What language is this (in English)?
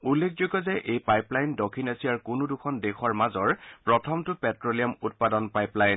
Assamese